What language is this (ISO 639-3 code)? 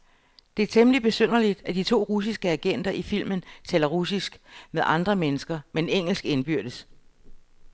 dan